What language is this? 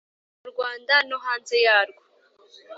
Kinyarwanda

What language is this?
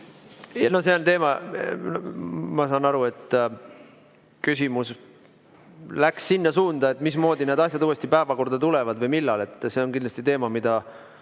Estonian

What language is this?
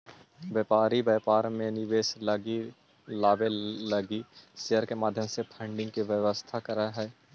Magahi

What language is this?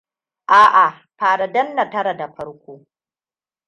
Hausa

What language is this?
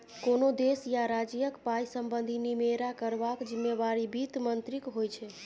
Maithili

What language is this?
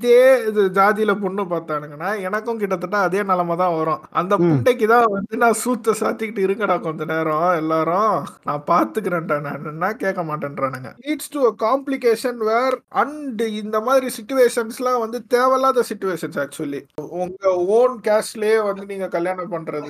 Tamil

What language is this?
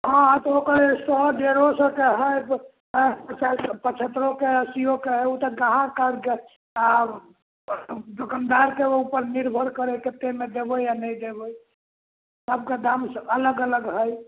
Maithili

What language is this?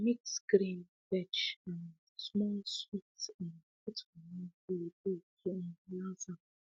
Nigerian Pidgin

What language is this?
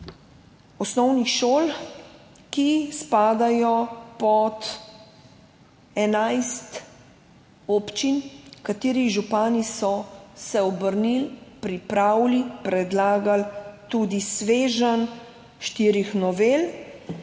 Slovenian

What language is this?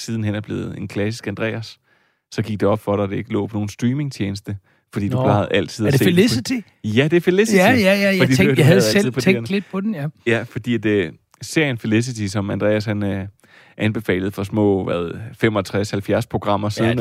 Danish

